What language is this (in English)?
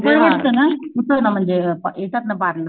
Marathi